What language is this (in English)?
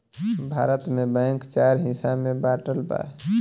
Bhojpuri